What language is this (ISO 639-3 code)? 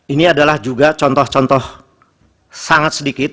ind